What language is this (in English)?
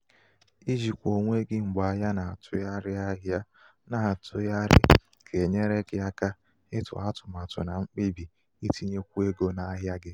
Igbo